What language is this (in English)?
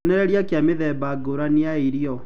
Kikuyu